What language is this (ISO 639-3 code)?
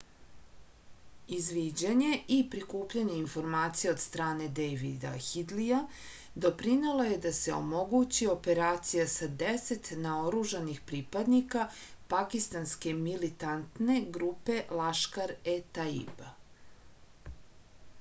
srp